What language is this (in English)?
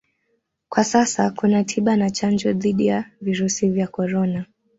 Swahili